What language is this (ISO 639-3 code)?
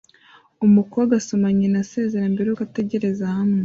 kin